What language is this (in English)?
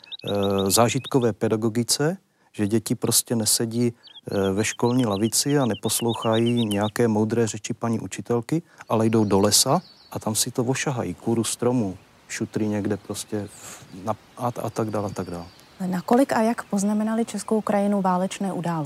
Czech